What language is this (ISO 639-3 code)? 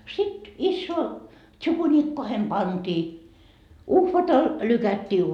fin